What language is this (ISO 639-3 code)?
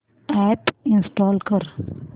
mar